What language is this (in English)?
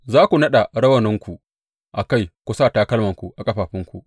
Hausa